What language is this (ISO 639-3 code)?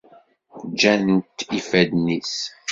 kab